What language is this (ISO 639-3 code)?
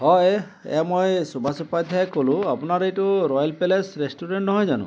asm